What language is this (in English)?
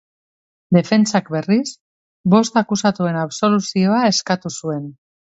Basque